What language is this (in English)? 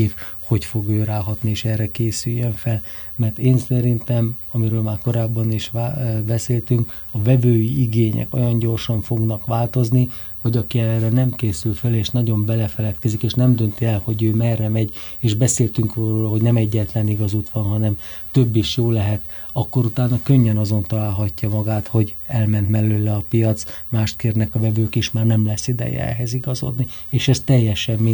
Hungarian